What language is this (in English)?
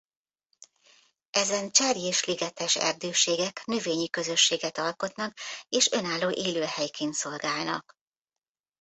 Hungarian